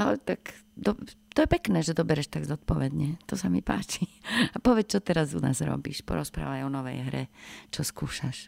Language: Slovak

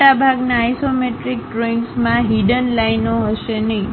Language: Gujarati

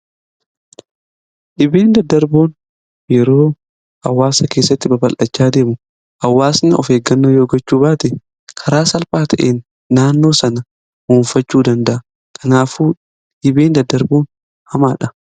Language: Oromo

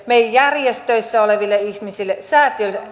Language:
Finnish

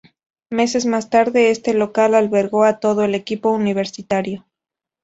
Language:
Spanish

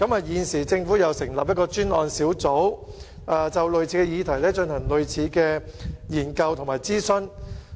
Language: Cantonese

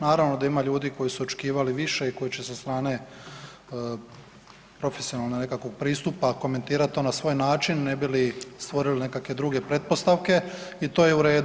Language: Croatian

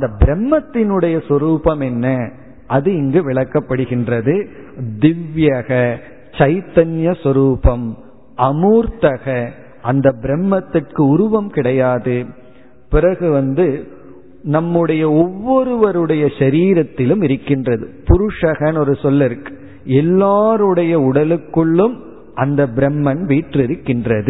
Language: Tamil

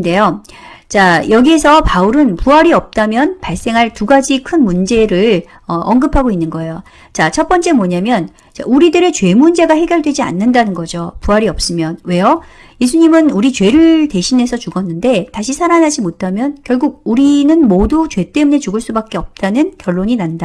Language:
Korean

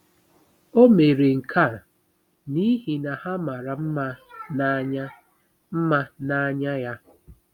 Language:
Igbo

